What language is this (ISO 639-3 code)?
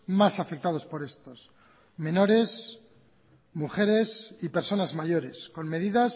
spa